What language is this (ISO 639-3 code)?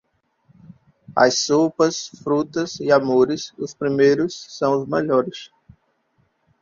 por